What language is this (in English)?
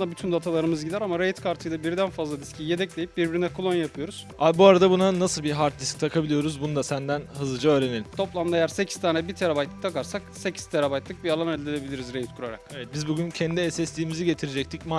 Turkish